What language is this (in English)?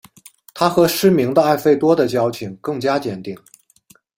Chinese